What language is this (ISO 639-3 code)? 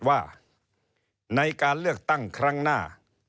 tha